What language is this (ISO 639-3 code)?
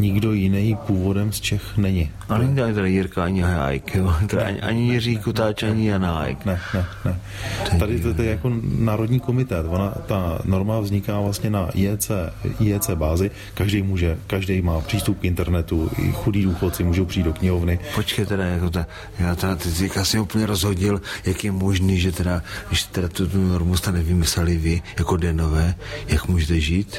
ces